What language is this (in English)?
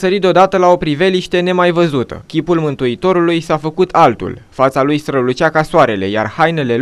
Romanian